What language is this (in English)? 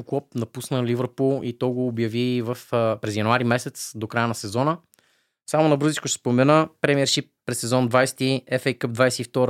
Bulgarian